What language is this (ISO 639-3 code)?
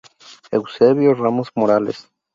spa